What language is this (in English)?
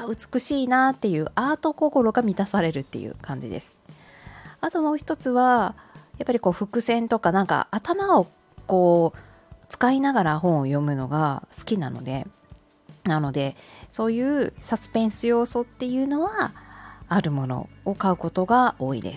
Japanese